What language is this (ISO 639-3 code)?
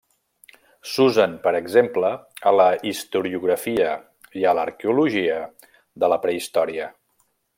cat